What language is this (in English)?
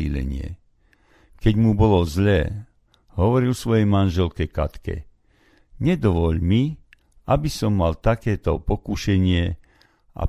Slovak